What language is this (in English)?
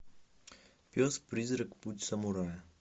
Russian